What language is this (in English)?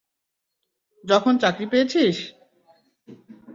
Bangla